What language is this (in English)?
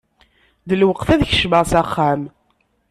Kabyle